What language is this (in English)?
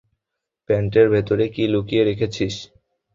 Bangla